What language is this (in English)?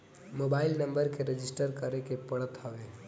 Bhojpuri